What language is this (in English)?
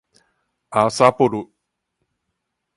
Min Nan Chinese